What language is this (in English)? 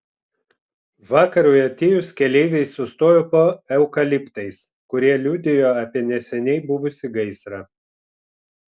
Lithuanian